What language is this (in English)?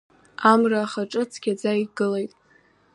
Abkhazian